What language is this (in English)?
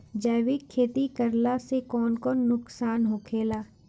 Bhojpuri